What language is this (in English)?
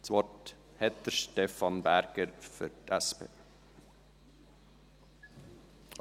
Swiss German